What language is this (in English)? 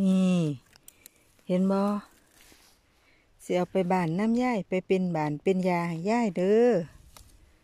Thai